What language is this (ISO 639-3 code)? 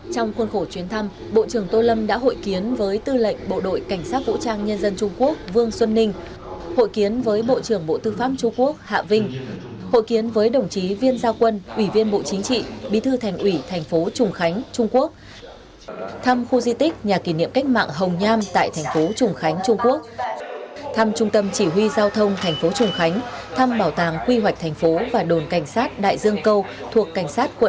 vie